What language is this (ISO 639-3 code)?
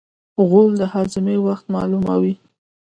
pus